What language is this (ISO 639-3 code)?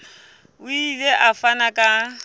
sot